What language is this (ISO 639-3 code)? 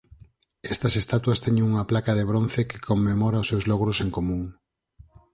glg